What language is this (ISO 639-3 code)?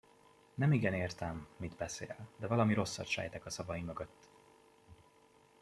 hun